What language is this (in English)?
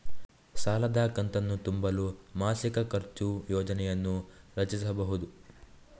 Kannada